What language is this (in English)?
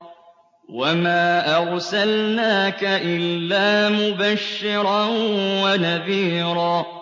Arabic